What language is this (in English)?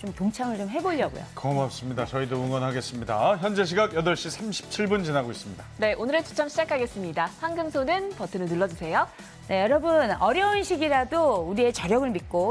Korean